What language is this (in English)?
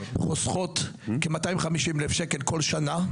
Hebrew